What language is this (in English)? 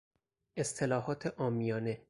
Persian